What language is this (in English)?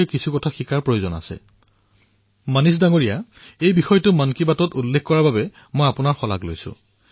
Assamese